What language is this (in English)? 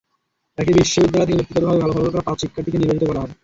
Bangla